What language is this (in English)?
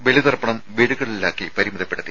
Malayalam